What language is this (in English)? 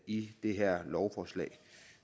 Danish